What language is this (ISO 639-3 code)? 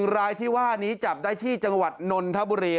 tha